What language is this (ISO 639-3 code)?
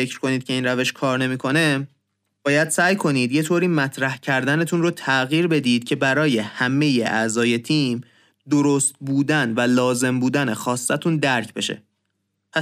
fas